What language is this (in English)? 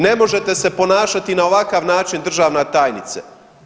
Croatian